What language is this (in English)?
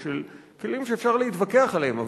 Hebrew